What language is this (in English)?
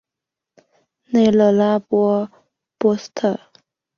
Chinese